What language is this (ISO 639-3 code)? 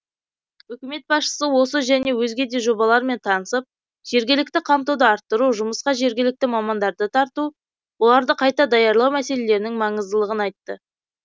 kaz